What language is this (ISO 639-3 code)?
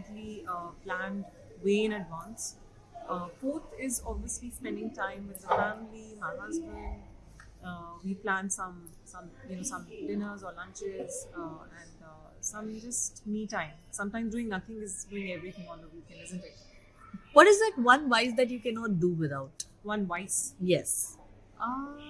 eng